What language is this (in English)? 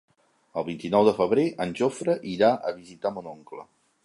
Catalan